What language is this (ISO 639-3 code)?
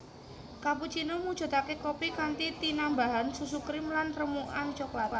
jav